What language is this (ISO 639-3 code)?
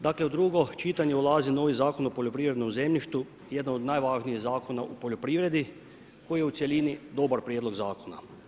hrv